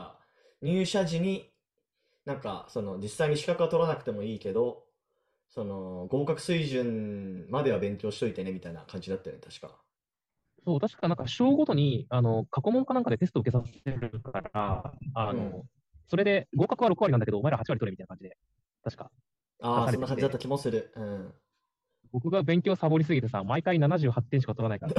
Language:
Japanese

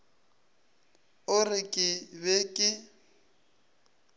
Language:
Northern Sotho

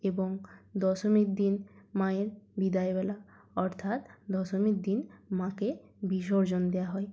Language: Bangla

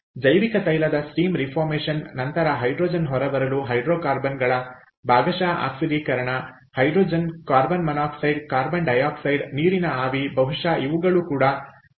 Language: Kannada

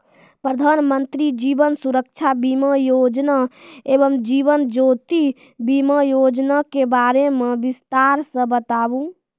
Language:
Maithili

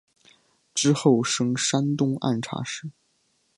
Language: Chinese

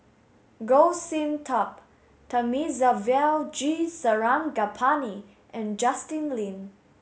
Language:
English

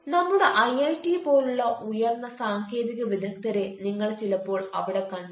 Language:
Malayalam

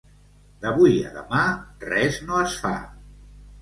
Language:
Catalan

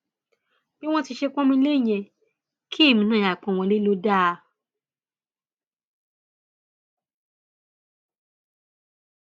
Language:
Yoruba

